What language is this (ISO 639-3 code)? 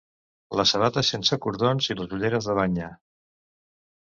cat